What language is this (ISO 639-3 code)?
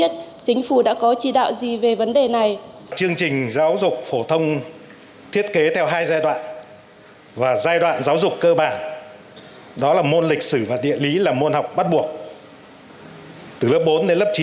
vie